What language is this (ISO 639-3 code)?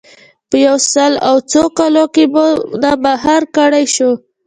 pus